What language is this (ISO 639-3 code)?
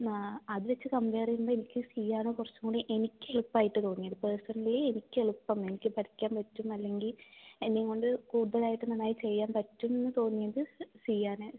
mal